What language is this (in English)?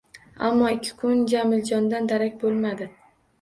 Uzbek